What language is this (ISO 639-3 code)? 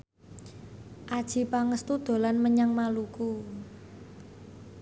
jav